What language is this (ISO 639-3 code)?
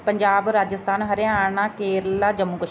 pan